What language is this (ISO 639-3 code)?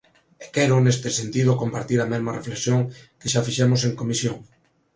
glg